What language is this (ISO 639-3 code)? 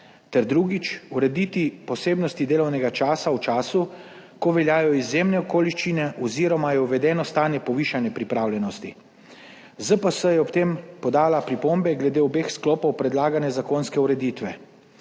slv